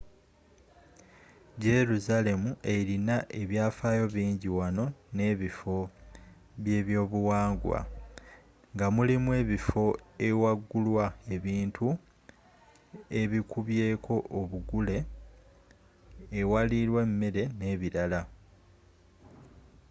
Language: Ganda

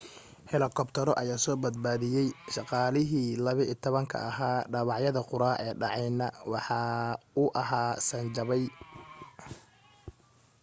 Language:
Somali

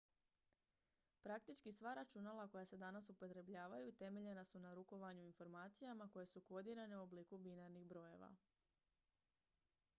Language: Croatian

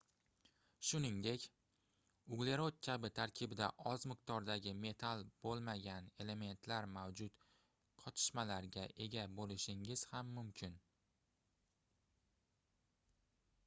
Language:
Uzbek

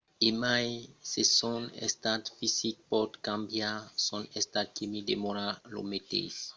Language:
Occitan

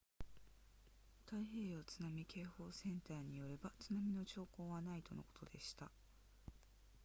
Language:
Japanese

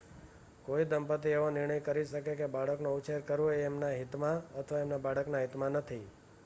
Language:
Gujarati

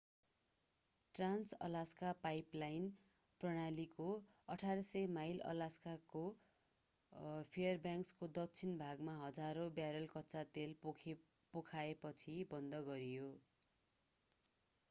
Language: Nepali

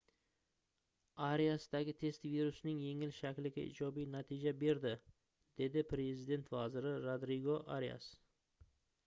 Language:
Uzbek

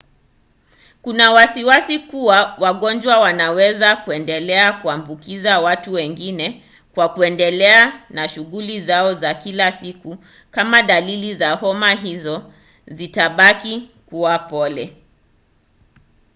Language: Swahili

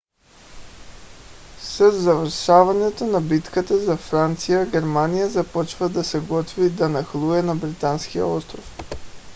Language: Bulgarian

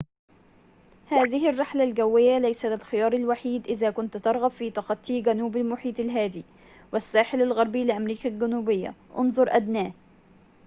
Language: Arabic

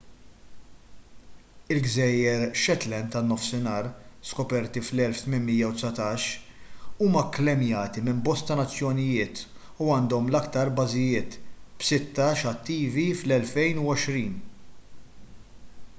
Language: Maltese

